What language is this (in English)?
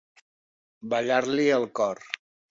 Catalan